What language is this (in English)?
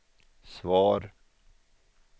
Swedish